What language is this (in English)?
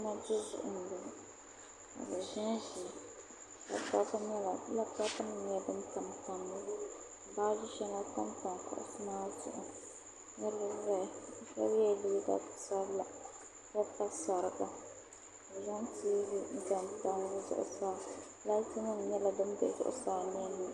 Dagbani